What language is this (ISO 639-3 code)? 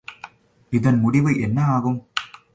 tam